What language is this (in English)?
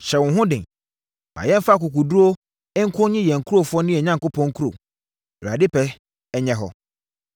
Akan